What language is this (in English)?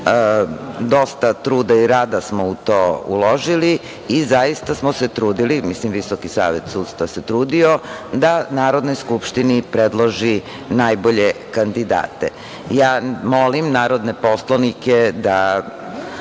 Serbian